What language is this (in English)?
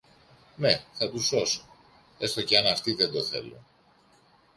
Greek